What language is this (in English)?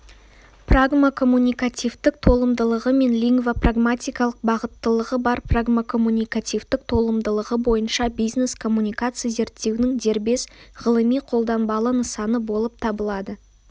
Kazakh